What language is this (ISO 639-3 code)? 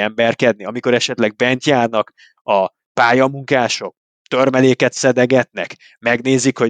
hun